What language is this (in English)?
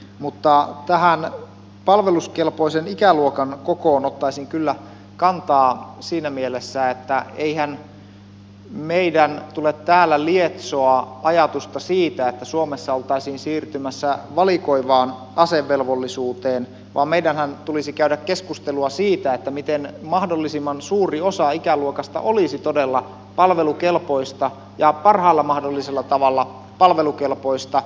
Finnish